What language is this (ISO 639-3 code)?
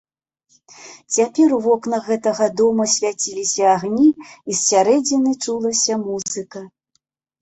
bel